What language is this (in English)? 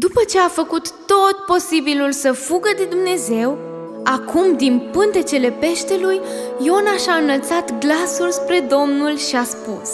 Romanian